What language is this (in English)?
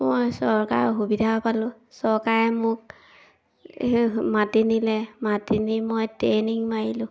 Assamese